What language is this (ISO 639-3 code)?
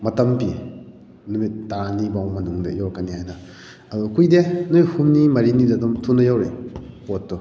mni